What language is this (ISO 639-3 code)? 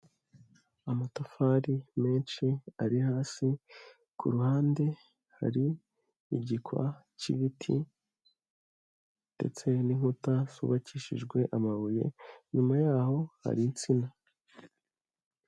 kin